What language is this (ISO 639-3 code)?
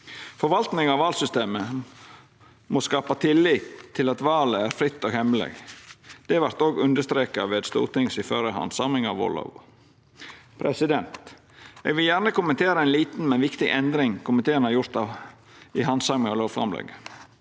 nor